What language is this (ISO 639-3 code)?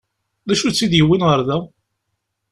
kab